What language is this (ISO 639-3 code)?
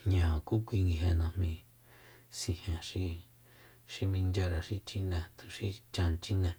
vmp